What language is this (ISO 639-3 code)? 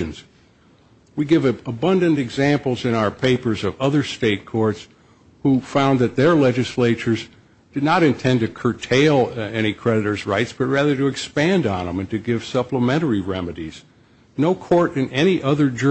eng